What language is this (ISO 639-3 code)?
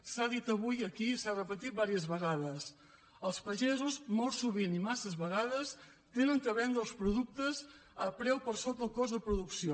cat